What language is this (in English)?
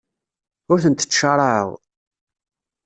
Kabyle